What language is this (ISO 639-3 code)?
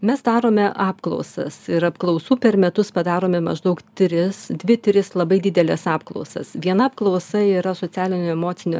lit